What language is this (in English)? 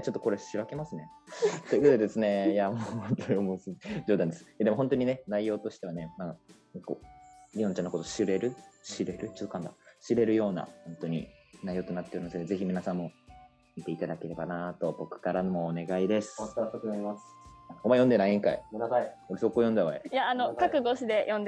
Japanese